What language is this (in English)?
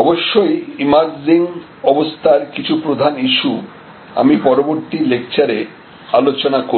Bangla